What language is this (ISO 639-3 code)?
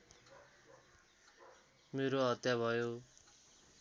nep